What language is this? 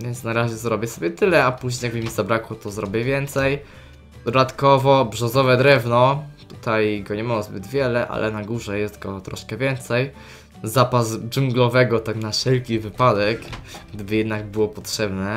Polish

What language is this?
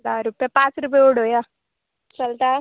Konkani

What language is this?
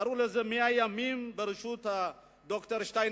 Hebrew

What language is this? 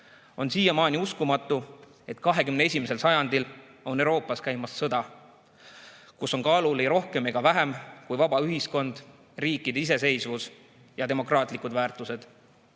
Estonian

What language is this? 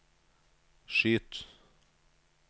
Norwegian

